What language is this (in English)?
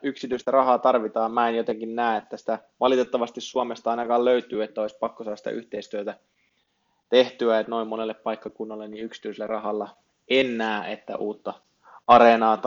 Finnish